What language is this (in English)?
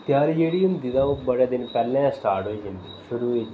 Dogri